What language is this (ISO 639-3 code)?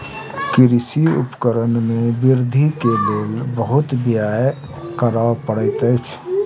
mai